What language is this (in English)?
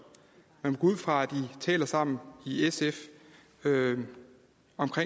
Danish